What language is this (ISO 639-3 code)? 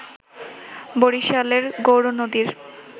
ben